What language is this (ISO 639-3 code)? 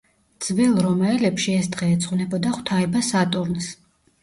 kat